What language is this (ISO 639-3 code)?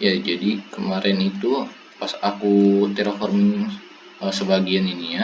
ind